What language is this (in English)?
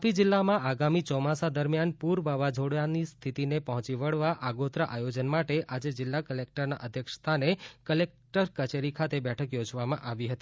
Gujarati